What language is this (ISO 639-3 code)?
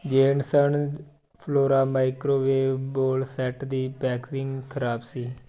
pan